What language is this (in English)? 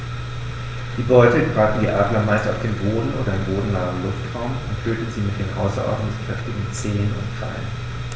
German